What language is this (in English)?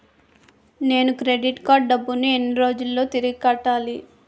Telugu